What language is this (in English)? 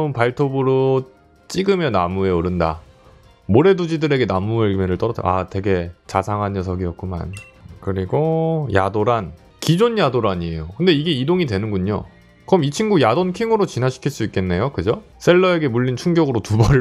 Korean